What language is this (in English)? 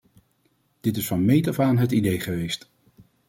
Dutch